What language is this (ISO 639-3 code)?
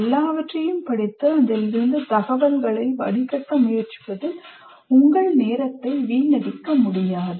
tam